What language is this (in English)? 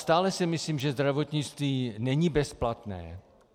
Czech